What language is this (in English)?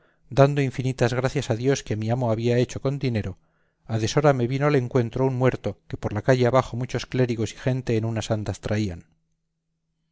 Spanish